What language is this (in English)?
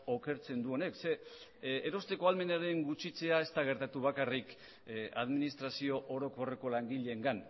Basque